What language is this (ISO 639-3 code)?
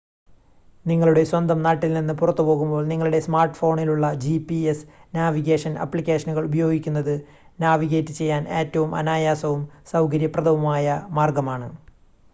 mal